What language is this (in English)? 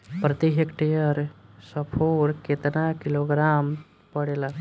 Bhojpuri